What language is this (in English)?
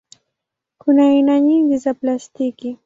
Swahili